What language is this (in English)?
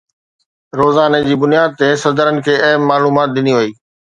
Sindhi